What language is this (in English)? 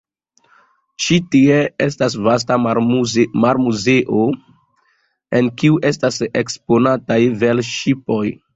Esperanto